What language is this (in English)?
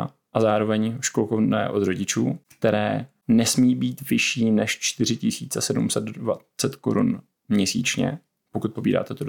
Czech